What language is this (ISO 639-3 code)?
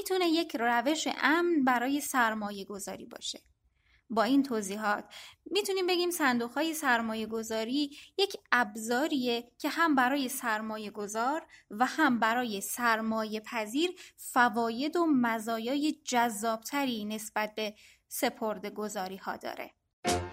fas